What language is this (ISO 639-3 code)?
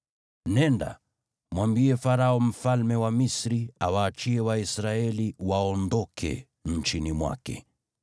swa